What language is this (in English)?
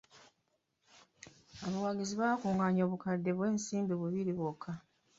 Ganda